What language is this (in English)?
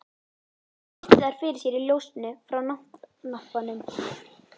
Icelandic